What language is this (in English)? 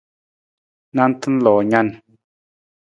Nawdm